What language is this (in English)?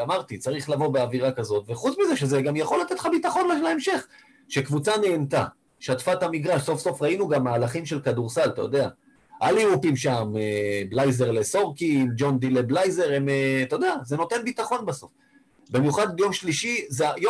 Hebrew